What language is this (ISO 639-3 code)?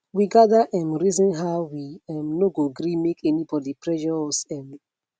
pcm